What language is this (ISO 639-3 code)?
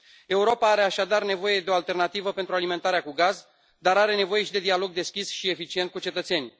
ron